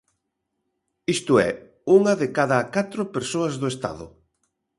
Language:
Galician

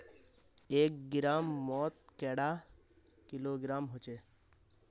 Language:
Magahi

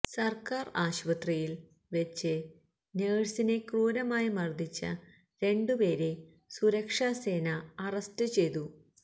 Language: Malayalam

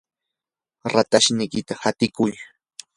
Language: Yanahuanca Pasco Quechua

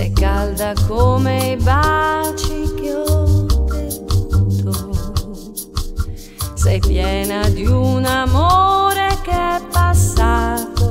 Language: Spanish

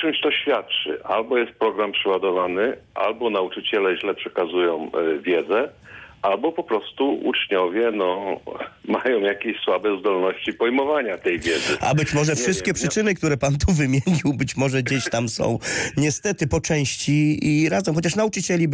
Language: Polish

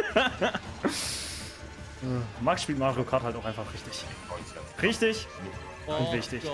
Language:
German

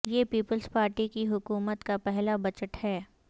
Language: Urdu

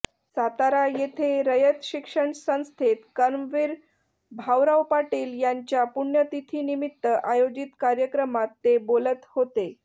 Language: Marathi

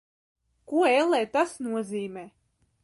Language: Latvian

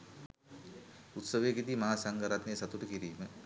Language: Sinhala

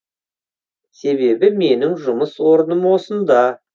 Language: Kazakh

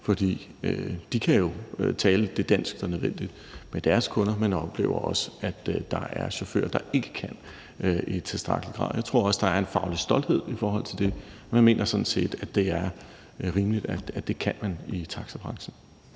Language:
Danish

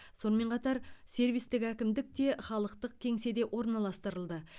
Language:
Kazakh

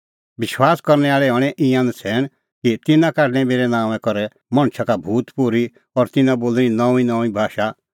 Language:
Kullu Pahari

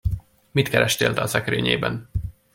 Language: Hungarian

